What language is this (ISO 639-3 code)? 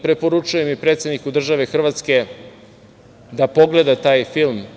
srp